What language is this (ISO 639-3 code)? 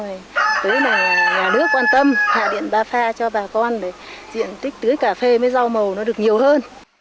vie